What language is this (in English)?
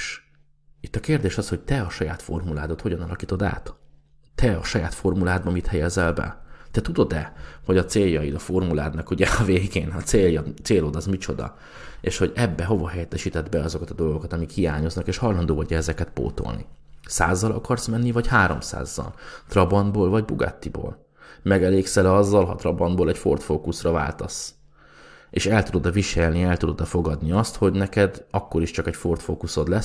Hungarian